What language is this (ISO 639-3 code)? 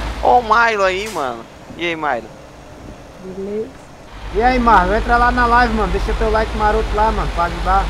por